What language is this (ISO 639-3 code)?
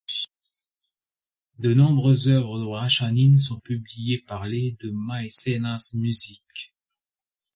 fra